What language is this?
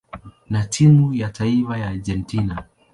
Swahili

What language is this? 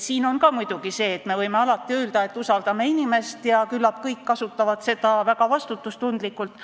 Estonian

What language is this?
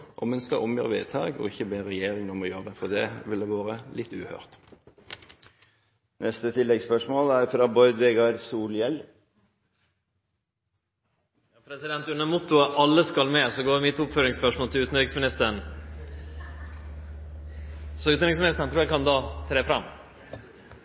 Norwegian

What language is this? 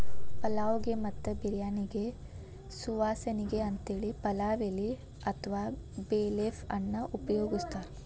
Kannada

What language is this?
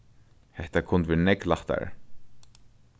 Faroese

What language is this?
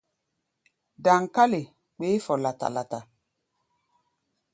Gbaya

